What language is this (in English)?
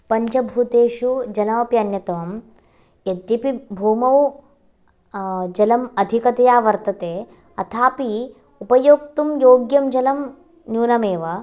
Sanskrit